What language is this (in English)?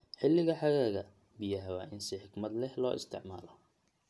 Somali